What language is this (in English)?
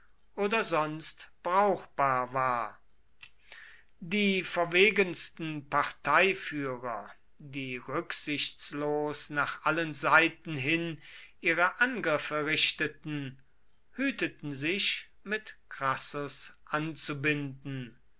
German